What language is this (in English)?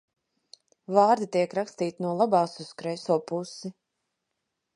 Latvian